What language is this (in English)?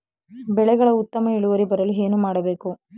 Kannada